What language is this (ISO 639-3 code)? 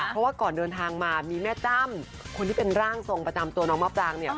tha